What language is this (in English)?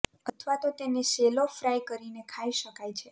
Gujarati